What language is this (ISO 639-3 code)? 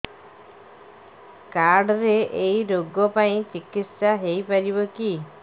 ori